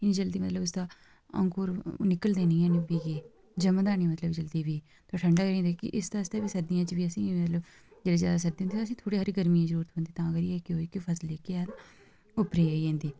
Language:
Dogri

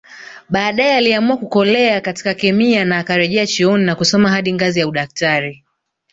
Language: Swahili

